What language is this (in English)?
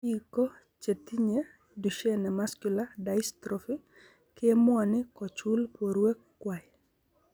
Kalenjin